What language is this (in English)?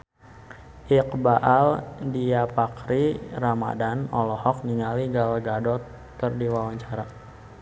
Sundanese